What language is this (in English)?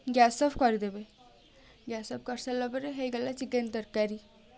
Odia